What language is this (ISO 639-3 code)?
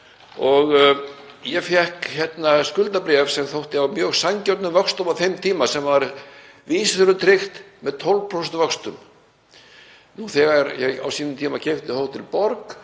isl